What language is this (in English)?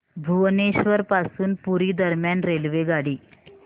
Marathi